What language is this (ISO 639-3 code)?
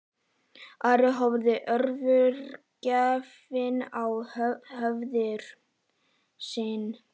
isl